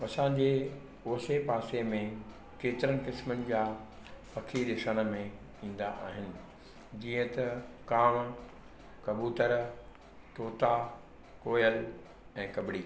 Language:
Sindhi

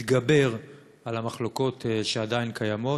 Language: Hebrew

